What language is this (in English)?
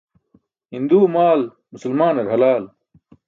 Burushaski